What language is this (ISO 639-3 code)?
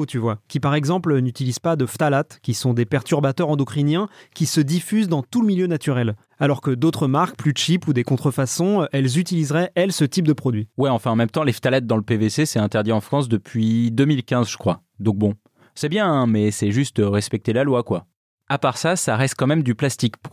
fra